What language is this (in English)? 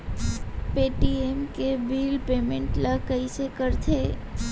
Chhattisgarhi